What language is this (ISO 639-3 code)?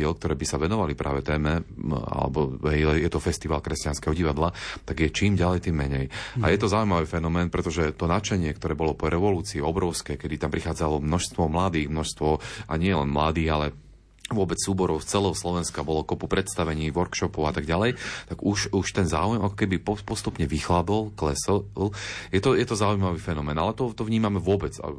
slk